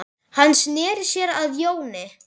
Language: Icelandic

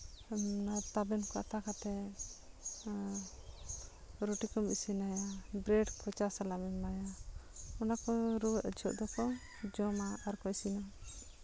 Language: Santali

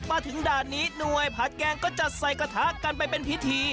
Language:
Thai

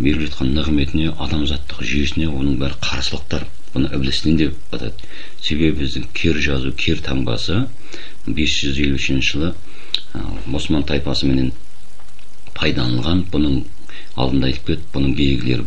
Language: Turkish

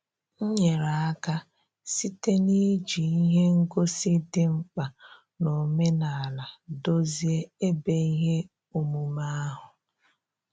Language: Igbo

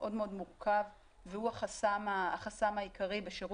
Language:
Hebrew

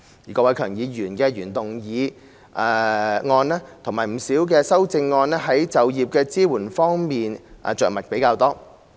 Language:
Cantonese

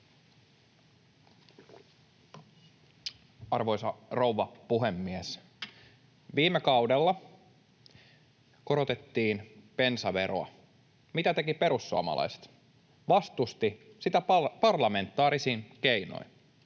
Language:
Finnish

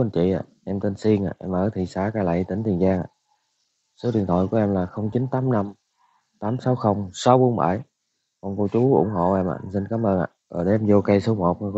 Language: Vietnamese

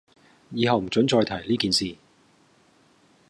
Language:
Cantonese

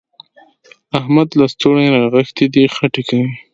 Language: Pashto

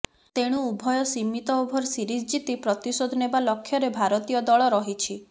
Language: Odia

